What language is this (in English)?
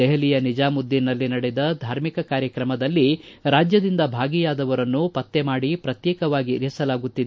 Kannada